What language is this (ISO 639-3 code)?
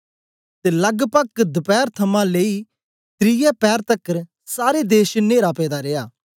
doi